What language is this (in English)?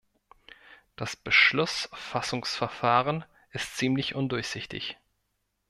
German